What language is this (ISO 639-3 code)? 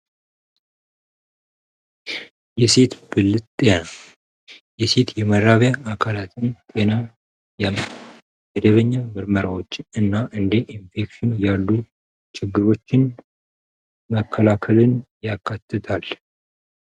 amh